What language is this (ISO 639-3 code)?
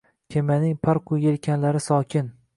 uzb